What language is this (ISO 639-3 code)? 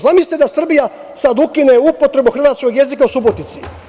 srp